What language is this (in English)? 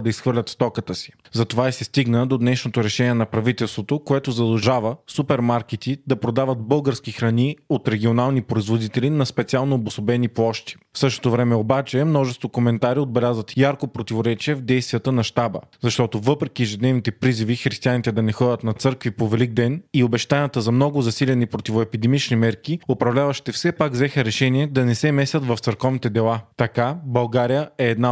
Bulgarian